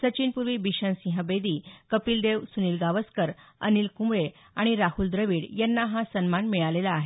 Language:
Marathi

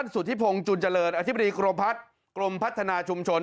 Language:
Thai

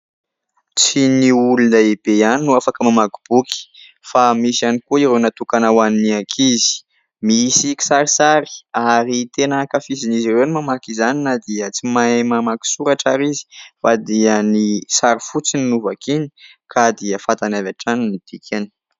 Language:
Malagasy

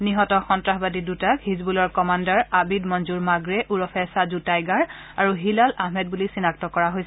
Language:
Assamese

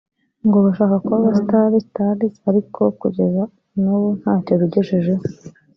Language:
Kinyarwanda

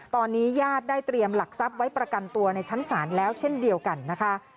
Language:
Thai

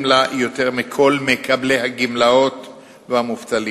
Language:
Hebrew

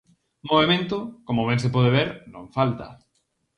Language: Galician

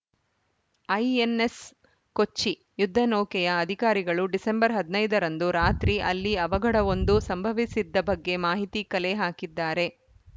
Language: Kannada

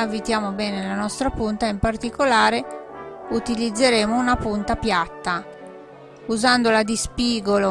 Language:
Italian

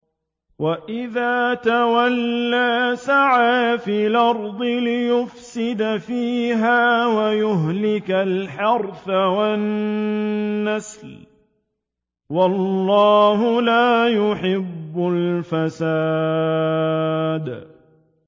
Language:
Arabic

